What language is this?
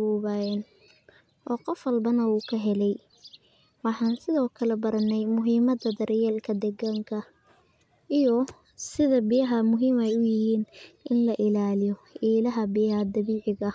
Somali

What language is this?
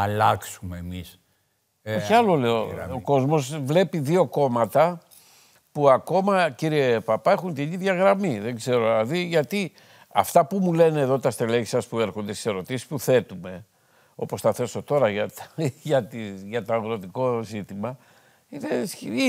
Greek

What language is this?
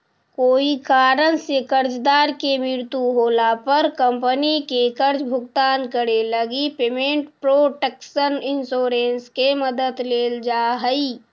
Magahi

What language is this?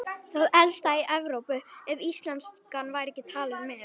Icelandic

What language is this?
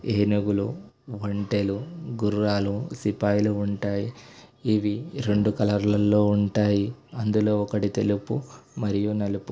Telugu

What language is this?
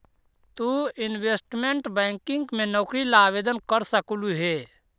Magahi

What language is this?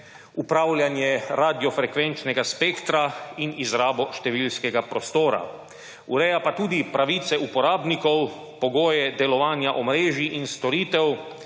Slovenian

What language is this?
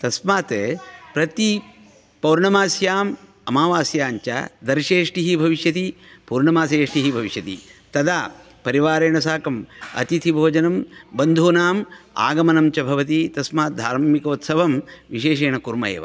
Sanskrit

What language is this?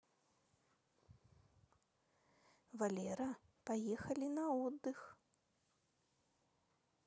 Russian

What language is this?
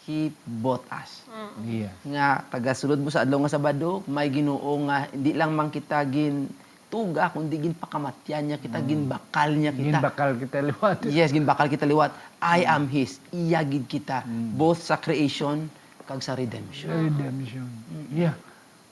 Filipino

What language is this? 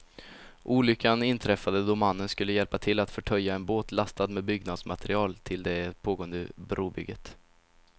Swedish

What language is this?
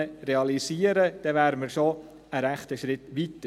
Swiss German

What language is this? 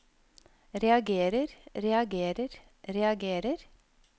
Norwegian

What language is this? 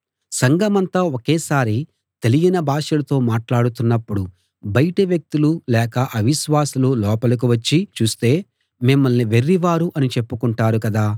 Telugu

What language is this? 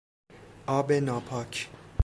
Persian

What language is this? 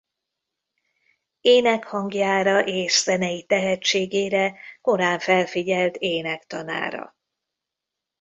Hungarian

